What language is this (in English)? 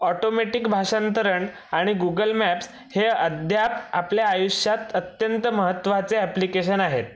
Marathi